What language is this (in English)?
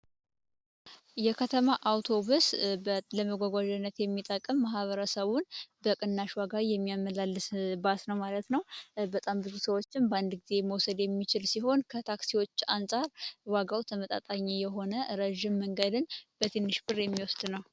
Amharic